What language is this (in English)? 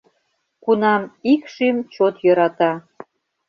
Mari